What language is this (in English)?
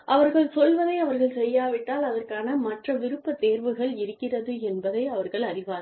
Tamil